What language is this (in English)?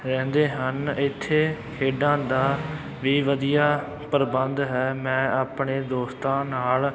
Punjabi